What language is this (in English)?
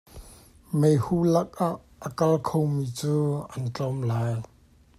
Hakha Chin